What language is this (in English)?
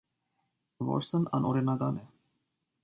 Armenian